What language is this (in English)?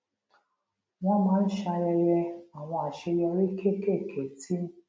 Yoruba